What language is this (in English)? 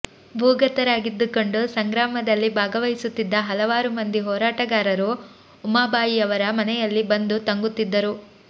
Kannada